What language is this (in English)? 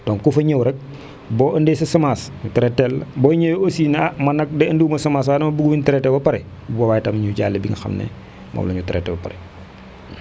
Wolof